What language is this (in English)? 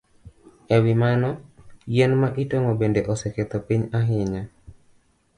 Luo (Kenya and Tanzania)